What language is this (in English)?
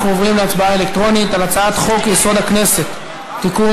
Hebrew